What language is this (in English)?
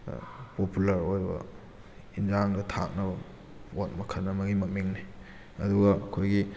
Manipuri